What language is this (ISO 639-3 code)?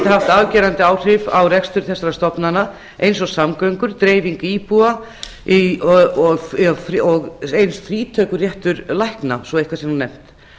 isl